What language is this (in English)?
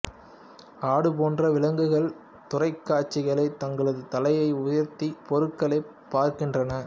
Tamil